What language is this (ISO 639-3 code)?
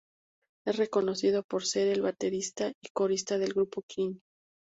spa